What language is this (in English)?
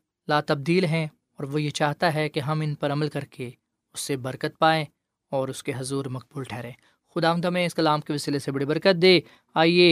Urdu